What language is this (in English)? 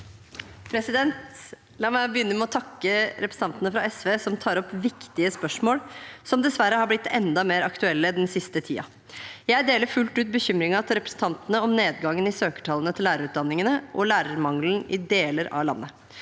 Norwegian